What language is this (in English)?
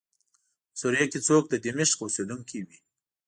Pashto